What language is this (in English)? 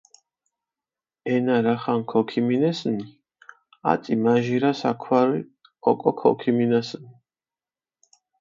Mingrelian